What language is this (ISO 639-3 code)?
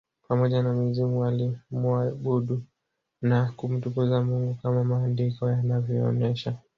swa